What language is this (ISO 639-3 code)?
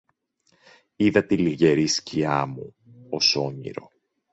ell